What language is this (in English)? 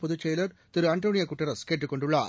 Tamil